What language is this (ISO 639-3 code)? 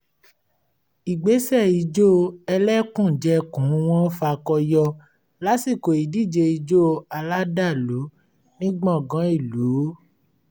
yor